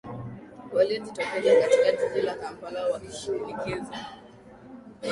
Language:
Swahili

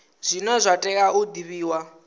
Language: Venda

